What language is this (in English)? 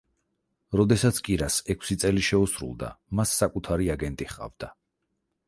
Georgian